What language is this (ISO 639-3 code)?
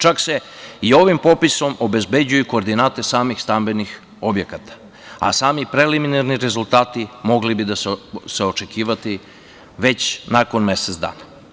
srp